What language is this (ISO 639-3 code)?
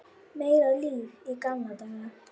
isl